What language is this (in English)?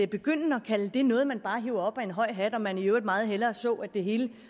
Danish